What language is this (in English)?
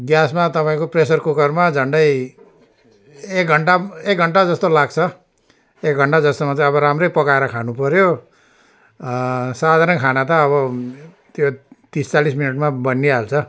Nepali